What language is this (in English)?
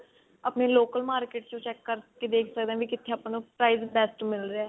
Punjabi